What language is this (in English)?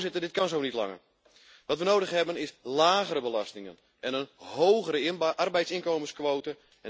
Dutch